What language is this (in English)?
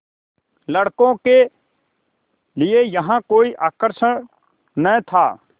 Hindi